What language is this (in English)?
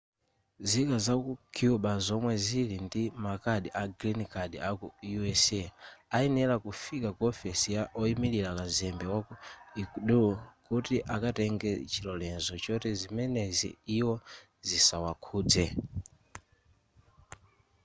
Nyanja